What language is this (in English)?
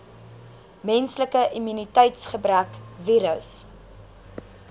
Afrikaans